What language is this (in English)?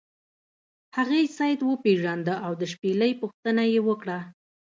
Pashto